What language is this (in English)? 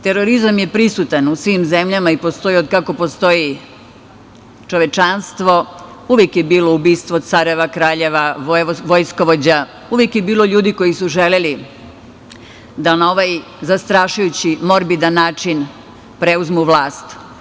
Serbian